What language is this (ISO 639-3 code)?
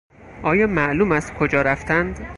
fas